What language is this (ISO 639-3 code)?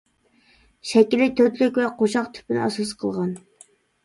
uig